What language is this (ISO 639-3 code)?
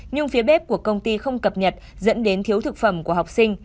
vie